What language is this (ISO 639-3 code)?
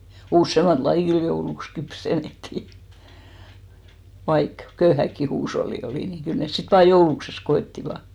fin